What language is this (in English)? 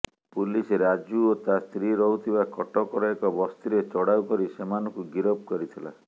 Odia